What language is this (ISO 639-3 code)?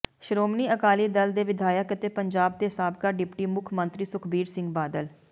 pan